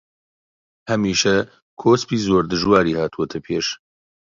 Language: Central Kurdish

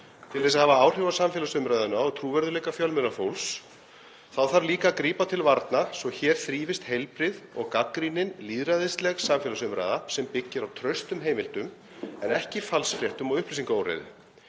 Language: Icelandic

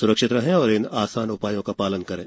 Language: Hindi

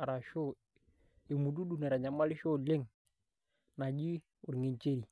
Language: Masai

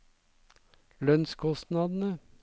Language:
Norwegian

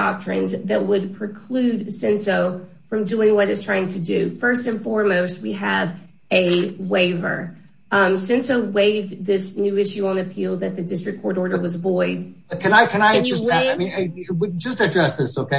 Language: English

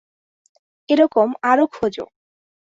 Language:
Bangla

